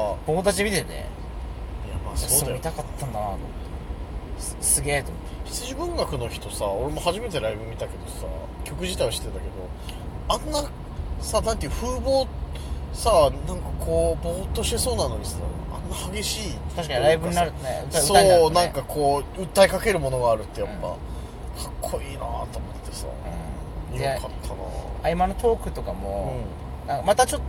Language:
Japanese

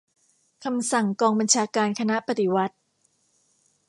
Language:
Thai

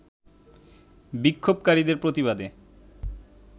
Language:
Bangla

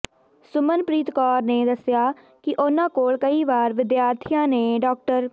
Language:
Punjabi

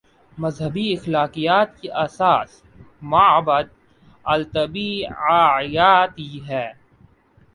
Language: Urdu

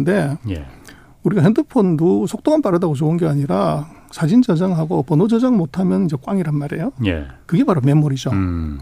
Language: Korean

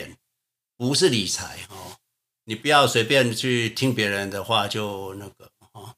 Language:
Chinese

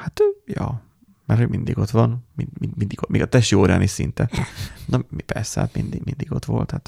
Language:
Hungarian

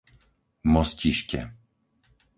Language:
Slovak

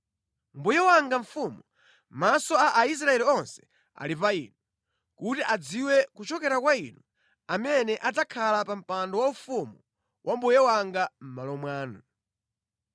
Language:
Nyanja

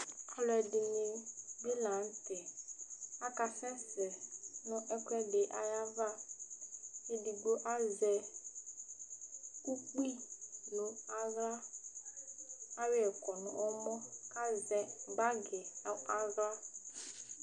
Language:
Ikposo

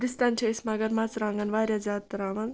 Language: Kashmiri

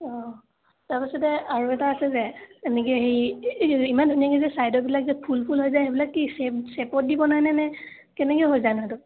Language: Assamese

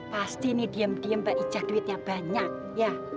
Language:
Indonesian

